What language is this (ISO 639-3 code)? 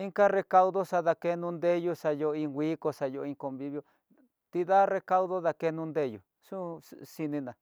mtx